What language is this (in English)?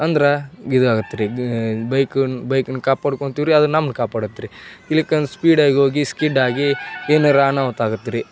Kannada